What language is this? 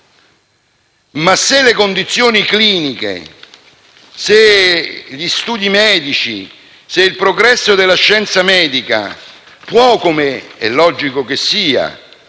Italian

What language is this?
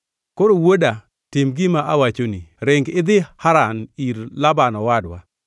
Luo (Kenya and Tanzania)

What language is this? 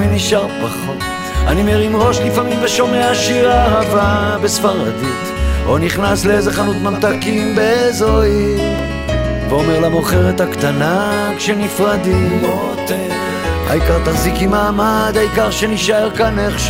Hebrew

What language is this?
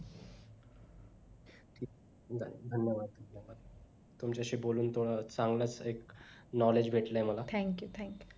Marathi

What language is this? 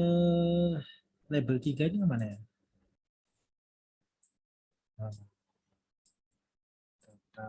Indonesian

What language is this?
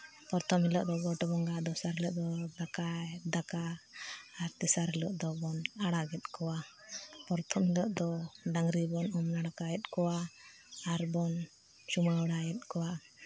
Santali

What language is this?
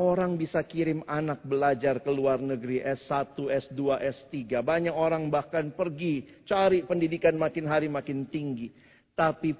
Indonesian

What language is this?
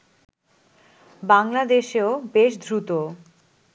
Bangla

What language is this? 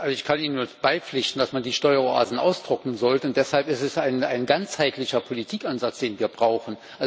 German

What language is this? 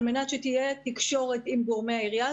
Hebrew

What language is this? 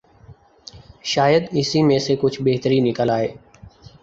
Urdu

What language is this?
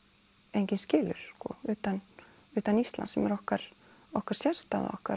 Icelandic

